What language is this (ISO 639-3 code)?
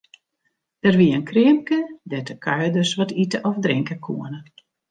fry